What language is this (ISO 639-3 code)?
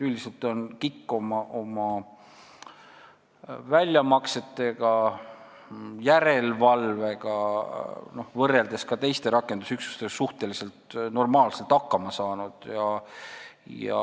est